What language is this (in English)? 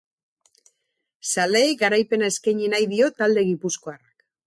Basque